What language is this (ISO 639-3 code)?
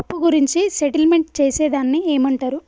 tel